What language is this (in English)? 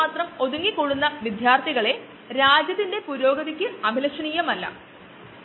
Malayalam